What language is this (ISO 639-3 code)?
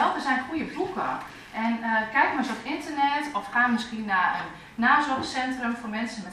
nld